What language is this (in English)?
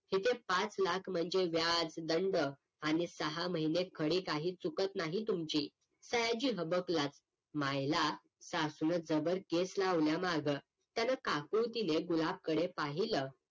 Marathi